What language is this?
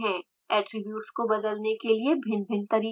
Hindi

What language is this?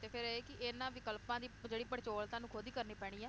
Punjabi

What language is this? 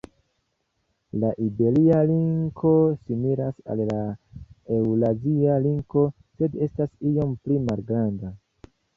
Esperanto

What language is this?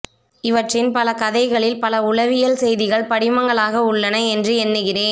Tamil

